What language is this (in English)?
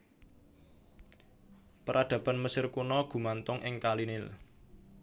Javanese